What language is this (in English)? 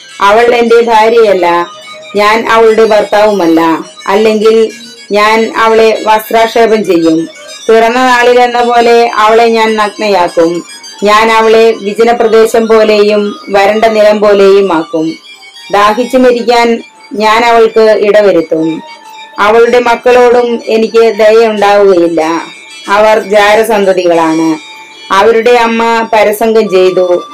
Malayalam